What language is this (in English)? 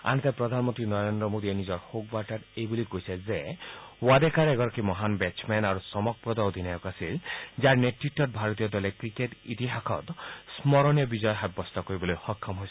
Assamese